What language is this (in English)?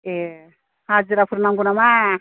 Bodo